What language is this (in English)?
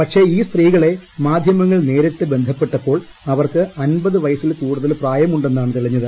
Malayalam